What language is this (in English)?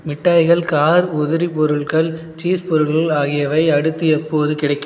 Tamil